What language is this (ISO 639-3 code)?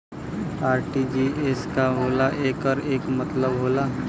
bho